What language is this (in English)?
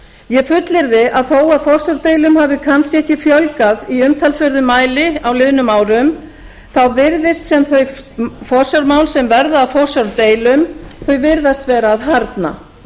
Icelandic